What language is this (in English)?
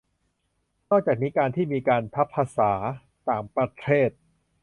Thai